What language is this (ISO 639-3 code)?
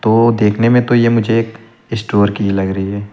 hin